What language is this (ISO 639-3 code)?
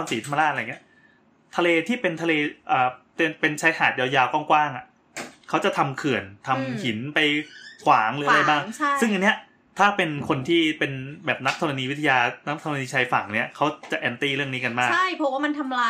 tha